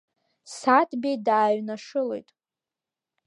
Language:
Abkhazian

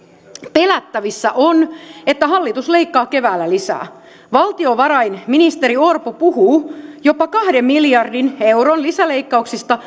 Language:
Finnish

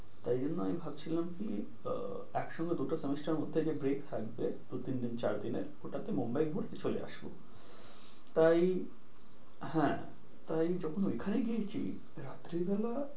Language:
Bangla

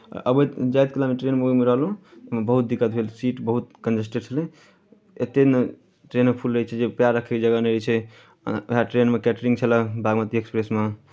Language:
Maithili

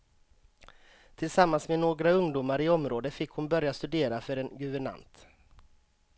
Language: Swedish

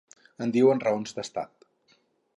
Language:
Catalan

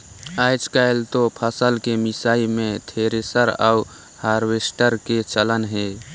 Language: Chhattisgarhi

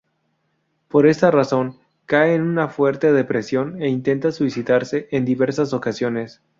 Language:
Spanish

